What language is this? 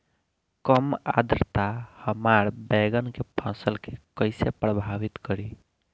Bhojpuri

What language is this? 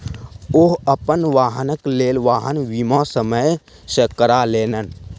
Maithili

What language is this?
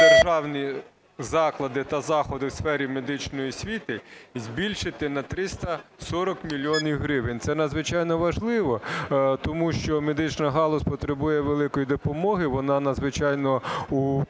Ukrainian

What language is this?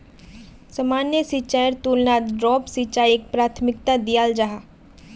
Magahi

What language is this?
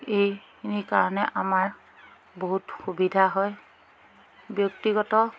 Assamese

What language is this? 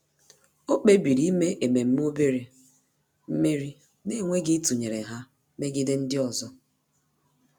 Igbo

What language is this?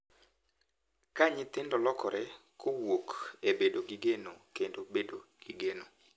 Luo (Kenya and Tanzania)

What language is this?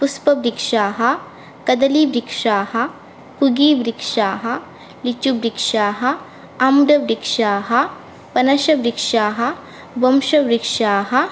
Sanskrit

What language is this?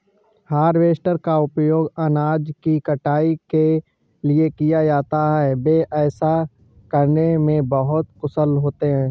Hindi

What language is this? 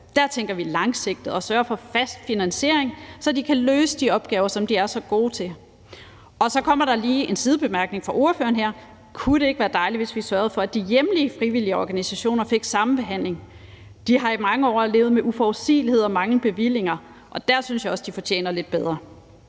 Danish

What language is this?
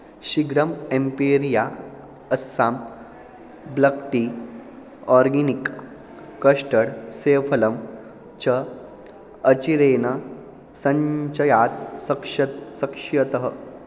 Sanskrit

